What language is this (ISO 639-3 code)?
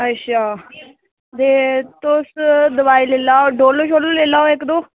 doi